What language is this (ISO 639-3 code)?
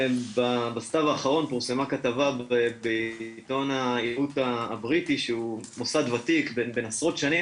heb